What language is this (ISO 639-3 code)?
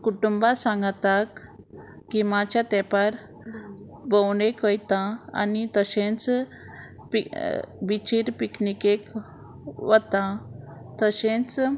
kok